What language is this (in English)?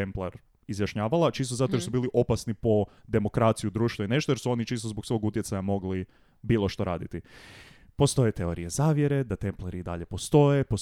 Croatian